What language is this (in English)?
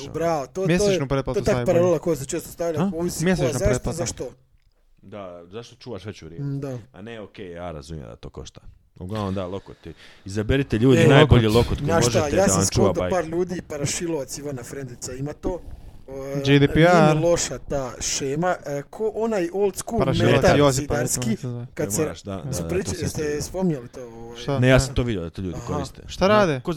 Croatian